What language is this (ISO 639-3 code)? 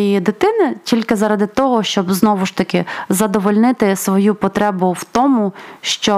ukr